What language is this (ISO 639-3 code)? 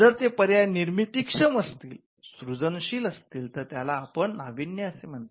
mar